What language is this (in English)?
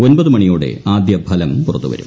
Malayalam